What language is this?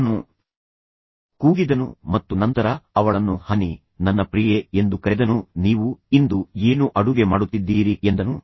Kannada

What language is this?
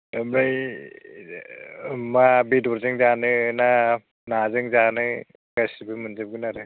Bodo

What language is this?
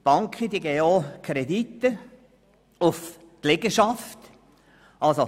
Swiss German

